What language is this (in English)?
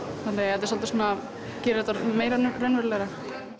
Icelandic